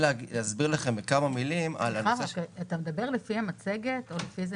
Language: Hebrew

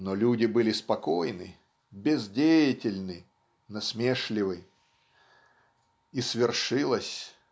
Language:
Russian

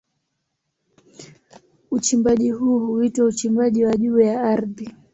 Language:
Swahili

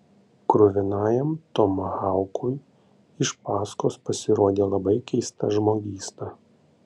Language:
Lithuanian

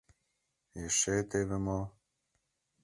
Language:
Mari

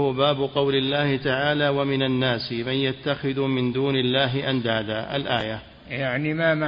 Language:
Arabic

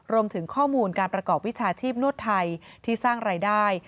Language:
Thai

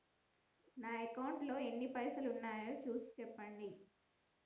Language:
Telugu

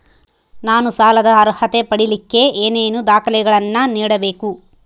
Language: Kannada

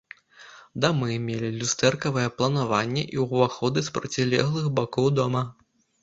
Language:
Belarusian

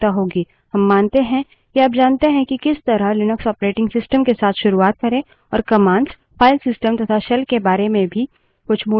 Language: Hindi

